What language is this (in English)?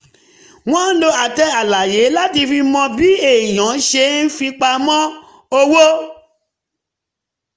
Yoruba